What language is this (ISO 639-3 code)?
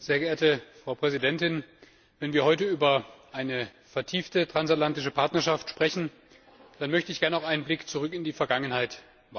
deu